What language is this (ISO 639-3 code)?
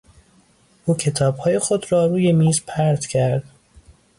fas